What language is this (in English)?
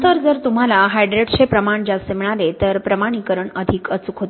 Marathi